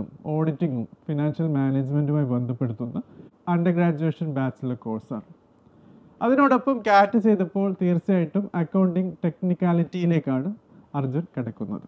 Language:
Malayalam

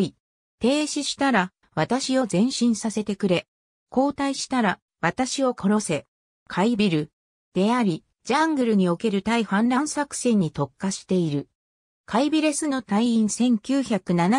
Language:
Japanese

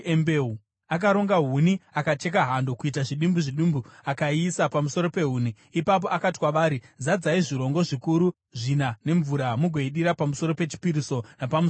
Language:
Shona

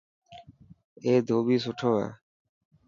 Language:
Dhatki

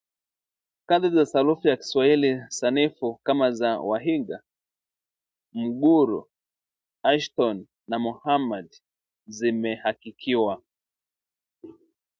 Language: Swahili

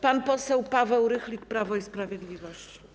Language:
Polish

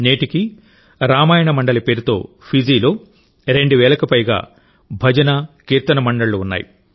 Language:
Telugu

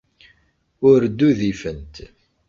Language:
Kabyle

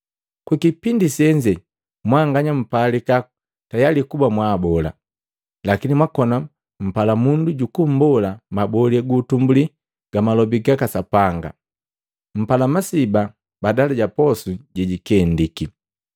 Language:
Matengo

